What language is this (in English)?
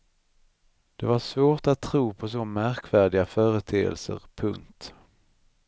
Swedish